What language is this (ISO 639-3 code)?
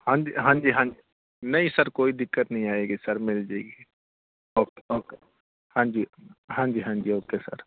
pan